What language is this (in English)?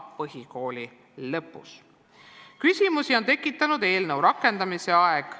Estonian